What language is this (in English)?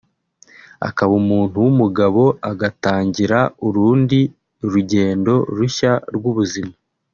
Kinyarwanda